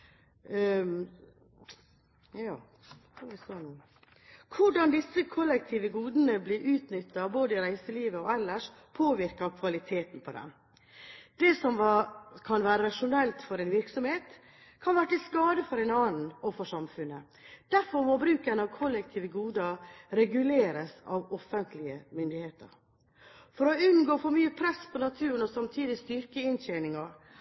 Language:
Norwegian Bokmål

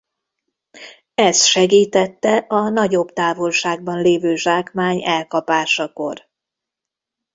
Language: Hungarian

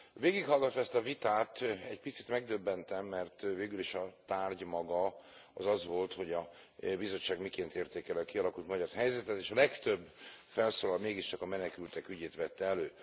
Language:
Hungarian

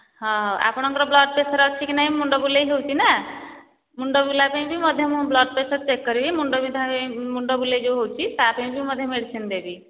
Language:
Odia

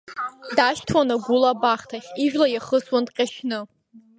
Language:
Abkhazian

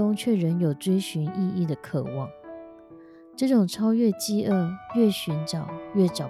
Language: Chinese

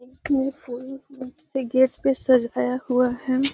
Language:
Magahi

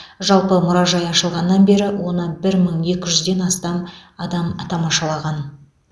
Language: Kazakh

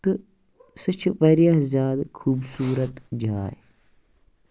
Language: Kashmiri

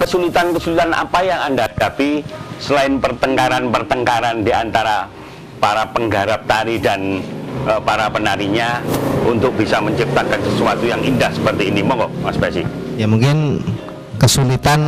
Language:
Indonesian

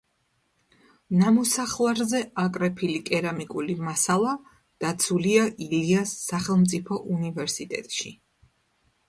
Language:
Georgian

